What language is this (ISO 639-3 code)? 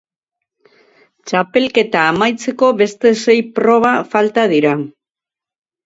eus